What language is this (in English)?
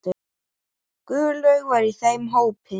Icelandic